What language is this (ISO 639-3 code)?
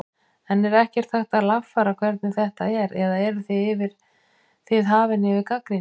isl